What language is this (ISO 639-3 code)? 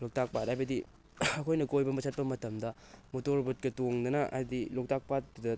mni